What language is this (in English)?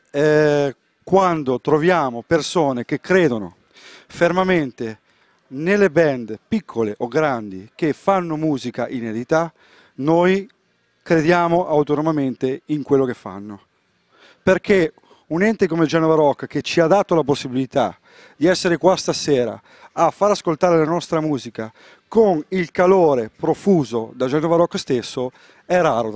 Italian